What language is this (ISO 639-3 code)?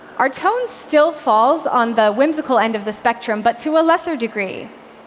eng